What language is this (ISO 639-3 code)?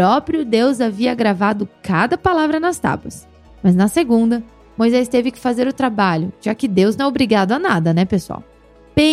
por